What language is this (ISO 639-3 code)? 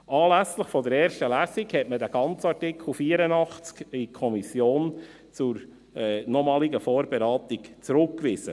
gsw